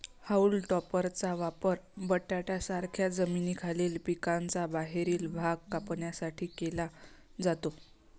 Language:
Marathi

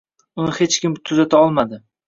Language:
Uzbek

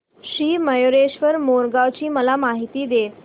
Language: Marathi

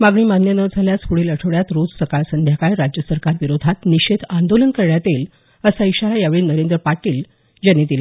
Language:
Marathi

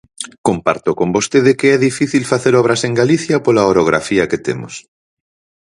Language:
Galician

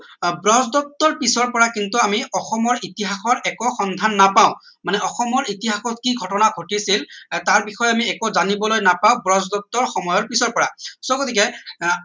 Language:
Assamese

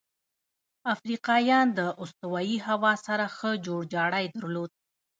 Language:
Pashto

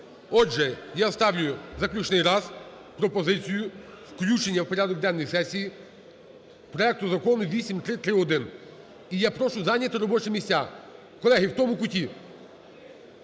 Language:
Ukrainian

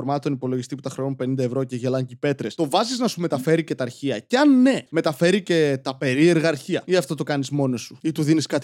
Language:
Greek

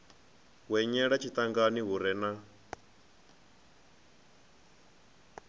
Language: Venda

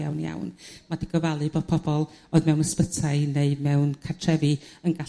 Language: Welsh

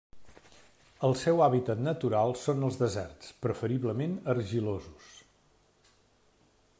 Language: Catalan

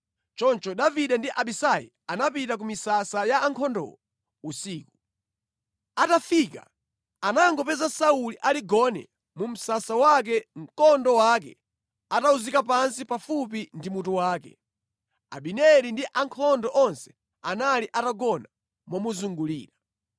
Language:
Nyanja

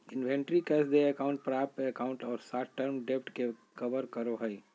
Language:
Magahi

